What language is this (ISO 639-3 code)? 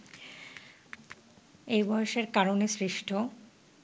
ben